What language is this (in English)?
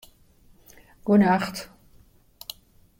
Western Frisian